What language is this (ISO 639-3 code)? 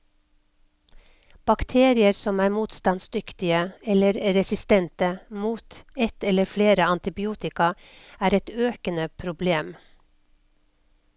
nor